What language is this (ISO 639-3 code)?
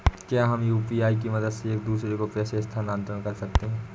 hin